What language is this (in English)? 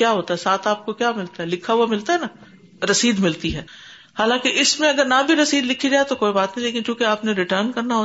Urdu